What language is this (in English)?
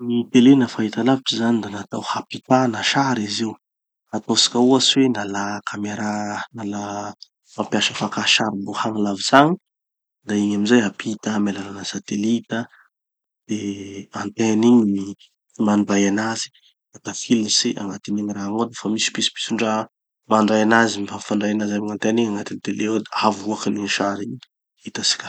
Tanosy Malagasy